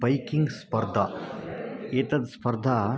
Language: Sanskrit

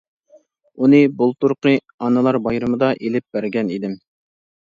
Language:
Uyghur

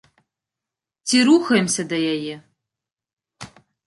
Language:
Belarusian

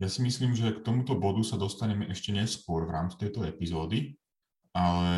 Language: Slovak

